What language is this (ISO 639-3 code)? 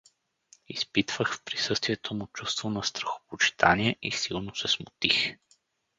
bul